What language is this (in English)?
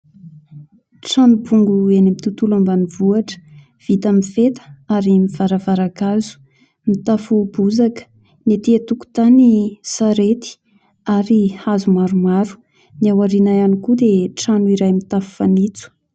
Malagasy